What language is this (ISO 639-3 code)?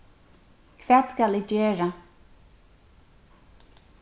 fao